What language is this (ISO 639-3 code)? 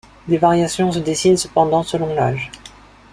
fra